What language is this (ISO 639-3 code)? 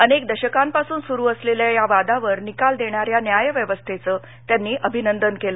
mar